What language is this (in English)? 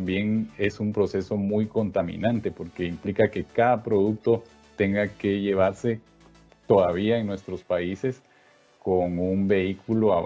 Spanish